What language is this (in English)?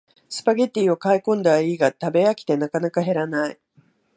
Japanese